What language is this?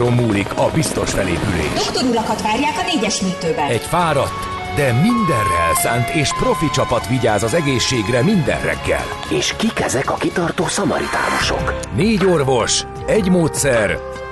Hungarian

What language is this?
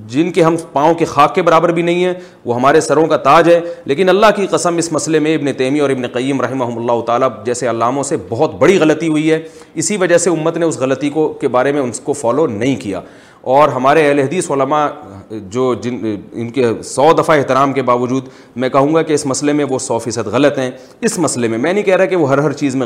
Urdu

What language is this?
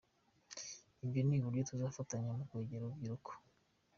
Kinyarwanda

